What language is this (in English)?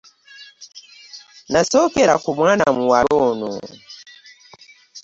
Ganda